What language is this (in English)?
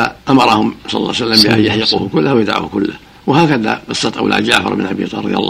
Arabic